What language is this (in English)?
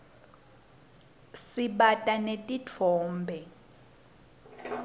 Swati